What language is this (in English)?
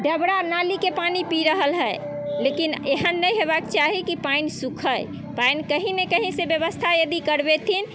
Maithili